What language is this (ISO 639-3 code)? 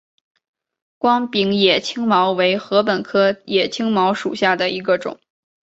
zho